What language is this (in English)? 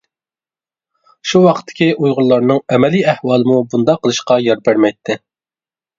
Uyghur